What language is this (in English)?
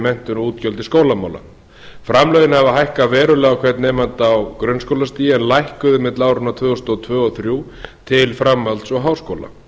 Icelandic